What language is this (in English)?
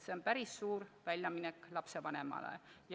Estonian